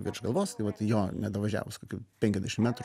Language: Lithuanian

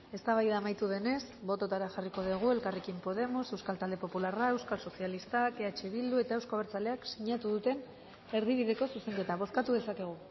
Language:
Basque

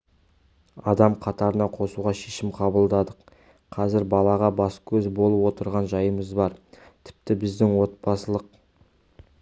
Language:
Kazakh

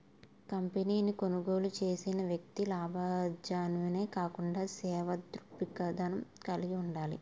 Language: Telugu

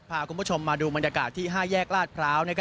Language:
Thai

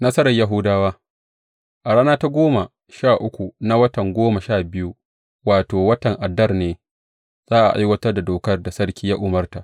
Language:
Hausa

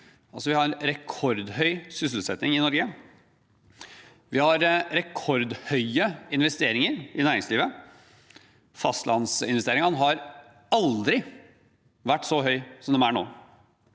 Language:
Norwegian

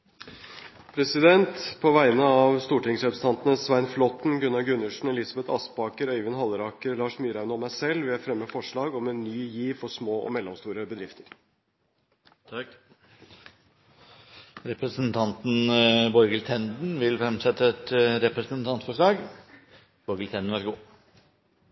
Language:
Norwegian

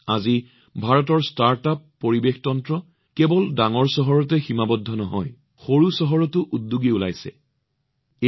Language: Assamese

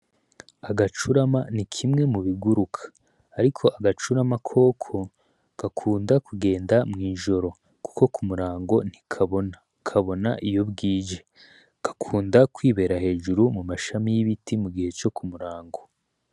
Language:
Rundi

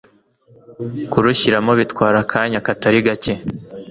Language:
Kinyarwanda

